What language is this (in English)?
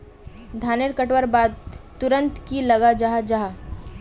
Magahi